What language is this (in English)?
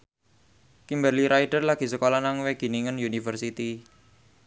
Javanese